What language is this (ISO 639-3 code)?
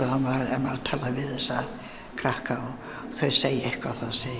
isl